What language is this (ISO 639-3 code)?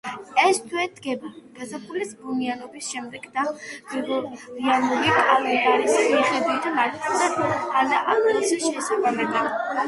kat